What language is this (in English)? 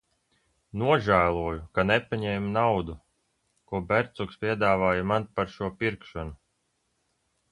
Latvian